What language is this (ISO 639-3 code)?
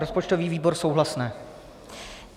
ces